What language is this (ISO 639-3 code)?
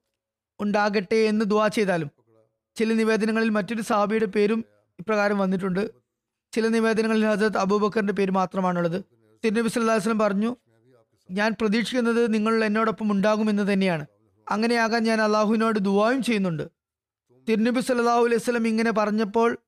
mal